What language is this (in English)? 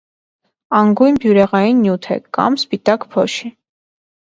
Armenian